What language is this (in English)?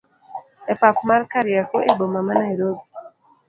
Luo (Kenya and Tanzania)